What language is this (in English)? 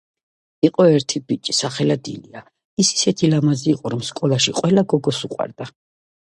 Georgian